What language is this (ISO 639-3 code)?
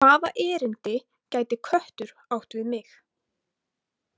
isl